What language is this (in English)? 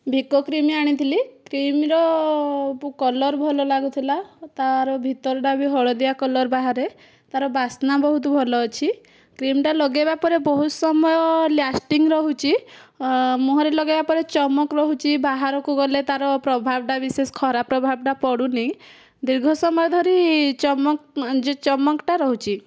Odia